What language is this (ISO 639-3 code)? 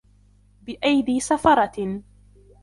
ara